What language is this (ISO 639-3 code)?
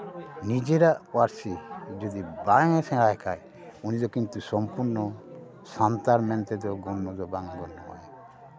sat